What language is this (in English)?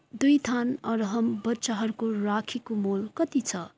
Nepali